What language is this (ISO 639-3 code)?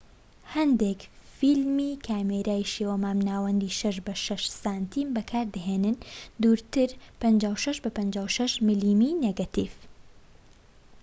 ckb